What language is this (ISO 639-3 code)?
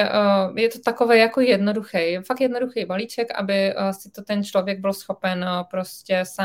ces